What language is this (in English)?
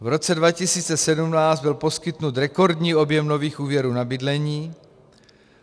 Czech